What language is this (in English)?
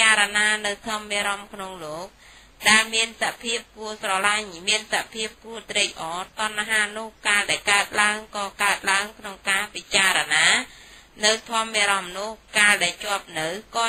Thai